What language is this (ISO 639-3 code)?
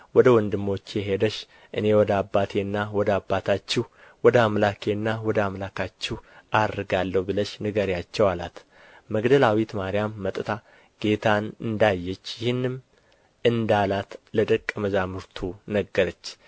amh